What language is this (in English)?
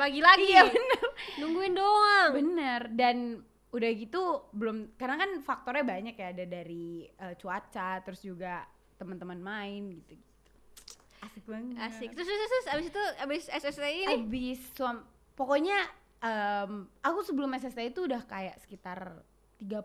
Indonesian